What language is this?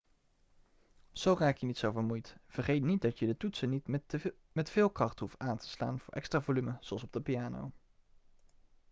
Dutch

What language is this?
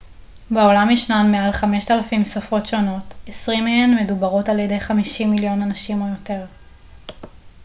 Hebrew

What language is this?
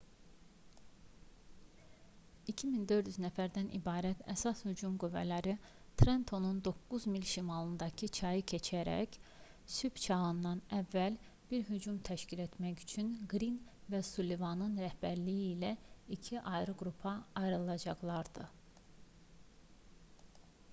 Azerbaijani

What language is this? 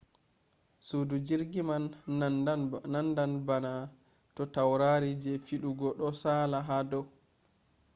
Fula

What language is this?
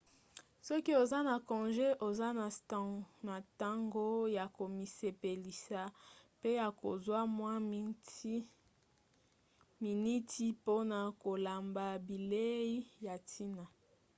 Lingala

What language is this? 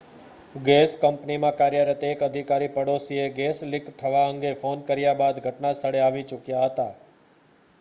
Gujarati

